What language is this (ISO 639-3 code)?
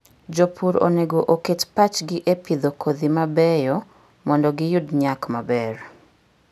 luo